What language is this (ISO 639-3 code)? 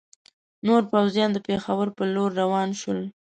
pus